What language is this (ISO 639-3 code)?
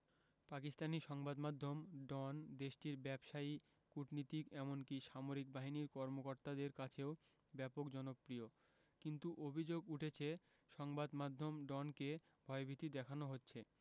ben